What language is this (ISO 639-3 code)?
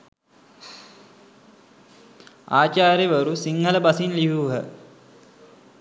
sin